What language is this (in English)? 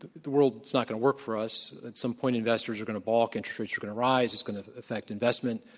English